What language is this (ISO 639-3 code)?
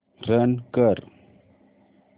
mar